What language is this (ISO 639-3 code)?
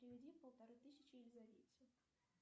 rus